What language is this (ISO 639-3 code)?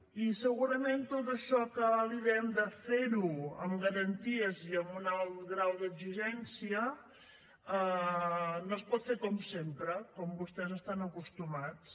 cat